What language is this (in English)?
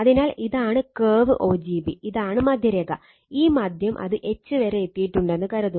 Malayalam